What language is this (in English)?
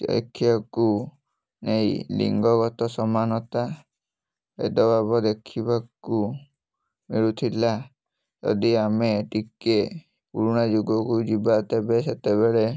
Odia